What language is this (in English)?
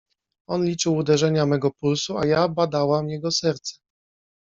Polish